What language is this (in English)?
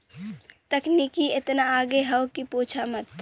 Bhojpuri